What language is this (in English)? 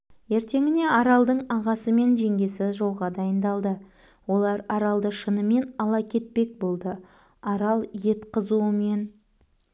Kazakh